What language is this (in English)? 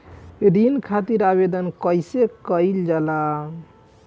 Bhojpuri